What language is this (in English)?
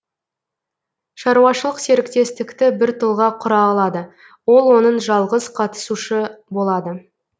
Kazakh